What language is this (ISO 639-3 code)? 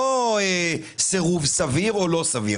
heb